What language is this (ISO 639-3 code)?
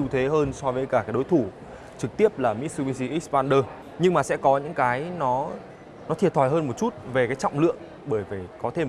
vie